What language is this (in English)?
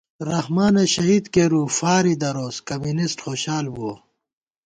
Gawar-Bati